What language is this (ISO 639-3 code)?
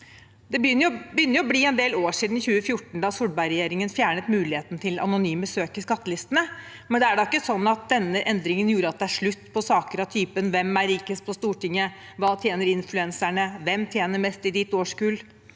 nor